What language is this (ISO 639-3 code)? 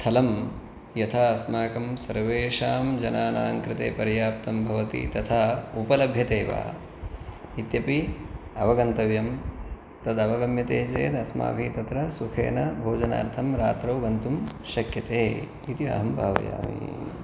san